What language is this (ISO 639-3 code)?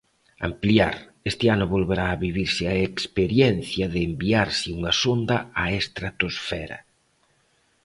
glg